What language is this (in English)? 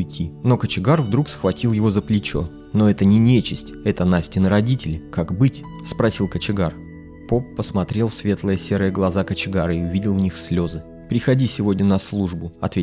Russian